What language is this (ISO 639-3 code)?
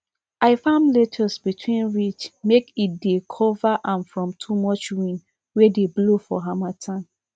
pcm